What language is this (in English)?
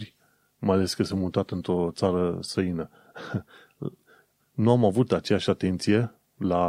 Romanian